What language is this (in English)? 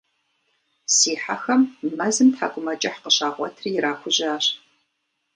Kabardian